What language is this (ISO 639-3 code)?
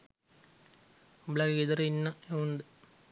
sin